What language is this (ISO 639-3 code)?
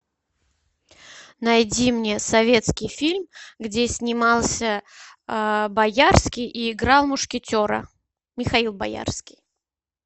rus